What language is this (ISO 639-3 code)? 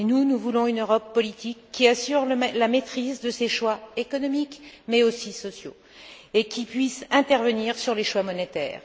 fra